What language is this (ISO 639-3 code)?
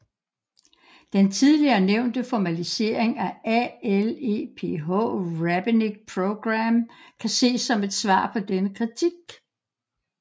dan